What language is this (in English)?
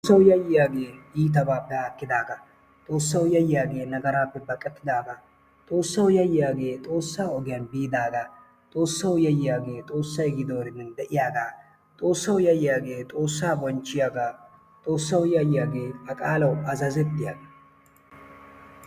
Wolaytta